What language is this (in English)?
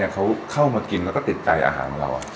Thai